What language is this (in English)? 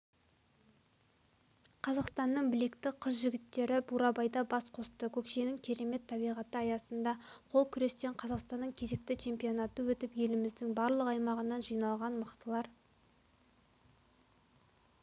Kazakh